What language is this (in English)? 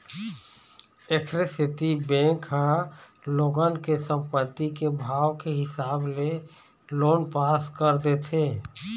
Chhattisgarhi